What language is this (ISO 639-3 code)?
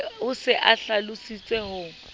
sot